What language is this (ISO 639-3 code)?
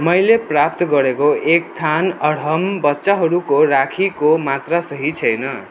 nep